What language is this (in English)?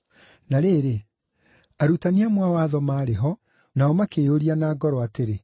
Kikuyu